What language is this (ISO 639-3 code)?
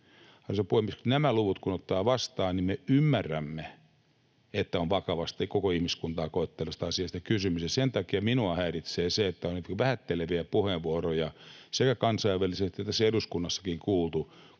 fin